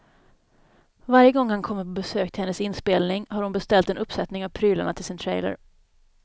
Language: Swedish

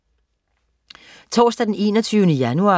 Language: Danish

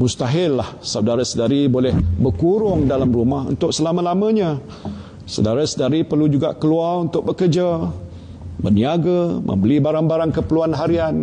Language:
Malay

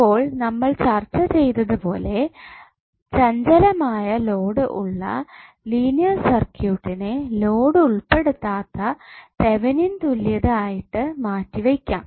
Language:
Malayalam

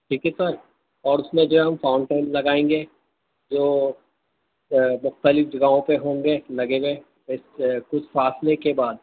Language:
Urdu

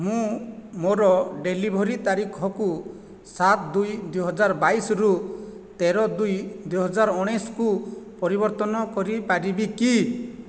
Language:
Odia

